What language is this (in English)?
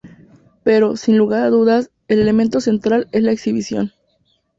Spanish